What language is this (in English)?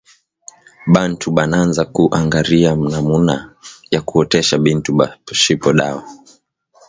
Swahili